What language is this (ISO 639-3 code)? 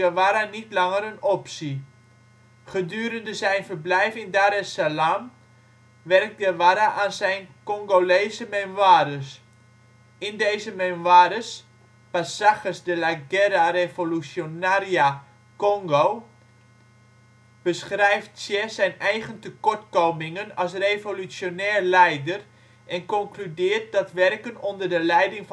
nld